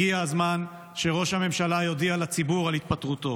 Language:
Hebrew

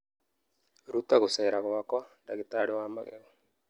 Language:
Kikuyu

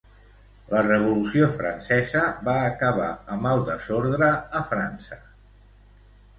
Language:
Catalan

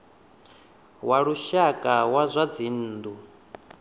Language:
Venda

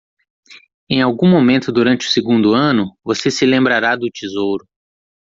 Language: Portuguese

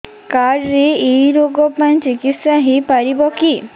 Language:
Odia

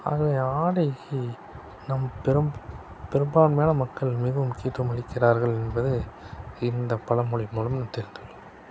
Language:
Tamil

